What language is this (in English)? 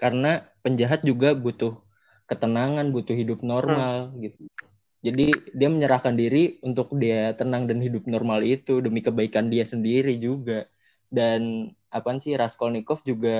Indonesian